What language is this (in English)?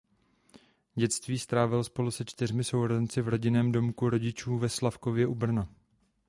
Czech